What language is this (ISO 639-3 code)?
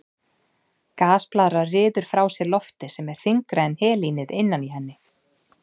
isl